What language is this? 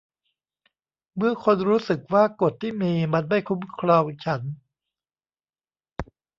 Thai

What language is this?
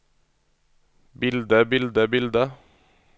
Norwegian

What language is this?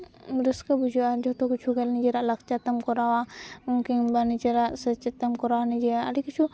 Santali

